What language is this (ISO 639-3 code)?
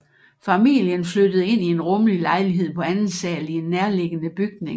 dan